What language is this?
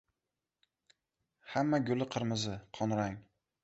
Uzbek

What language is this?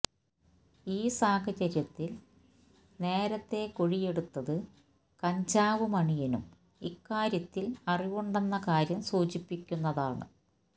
Malayalam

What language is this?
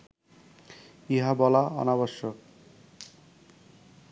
Bangla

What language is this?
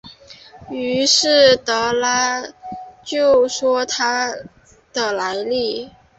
Chinese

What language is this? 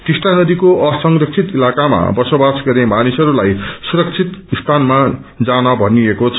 Nepali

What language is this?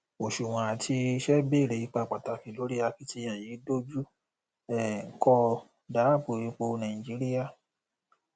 Yoruba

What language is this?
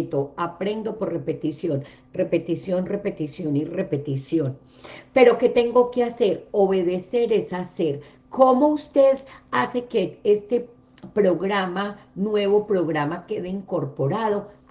Spanish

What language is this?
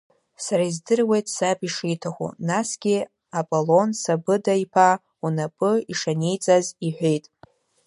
Abkhazian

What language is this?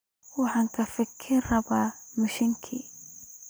Somali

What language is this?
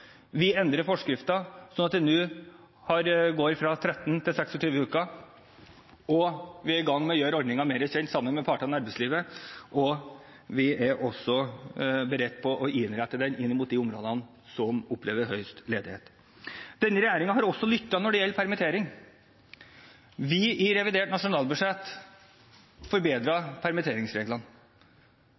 Norwegian Bokmål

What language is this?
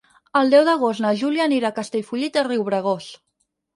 Catalan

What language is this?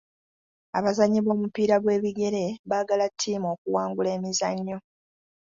Ganda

